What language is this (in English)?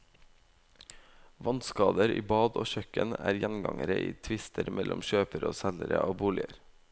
Norwegian